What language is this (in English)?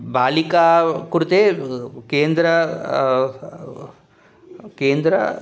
Sanskrit